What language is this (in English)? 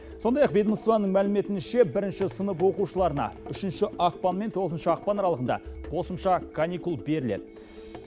Kazakh